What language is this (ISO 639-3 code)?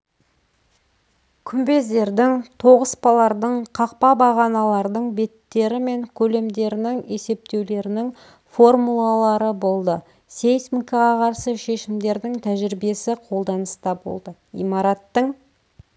kaz